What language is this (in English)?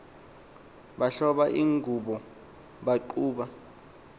Xhosa